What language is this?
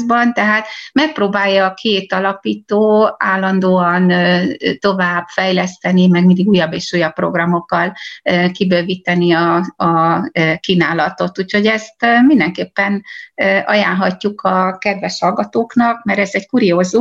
Hungarian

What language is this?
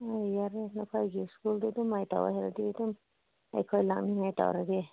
Manipuri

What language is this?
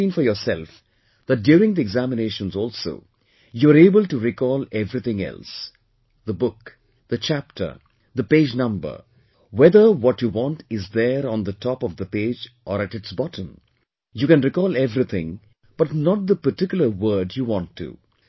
English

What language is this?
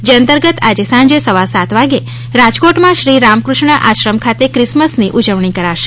Gujarati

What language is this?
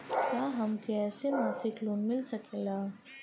Bhojpuri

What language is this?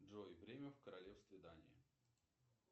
Russian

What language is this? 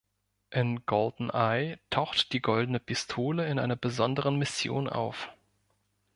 German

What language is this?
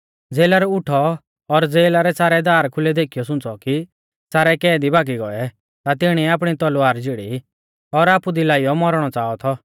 Mahasu Pahari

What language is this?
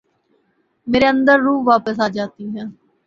Urdu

